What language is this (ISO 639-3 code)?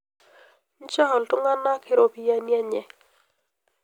mas